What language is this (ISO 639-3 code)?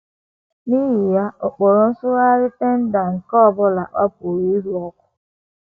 ibo